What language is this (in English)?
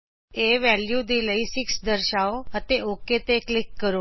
Punjabi